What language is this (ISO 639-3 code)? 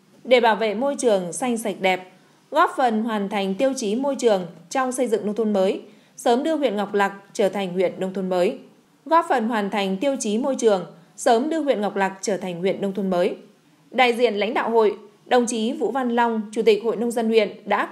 vie